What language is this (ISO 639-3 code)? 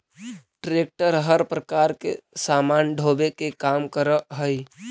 mag